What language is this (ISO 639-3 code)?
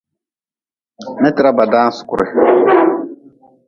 nmz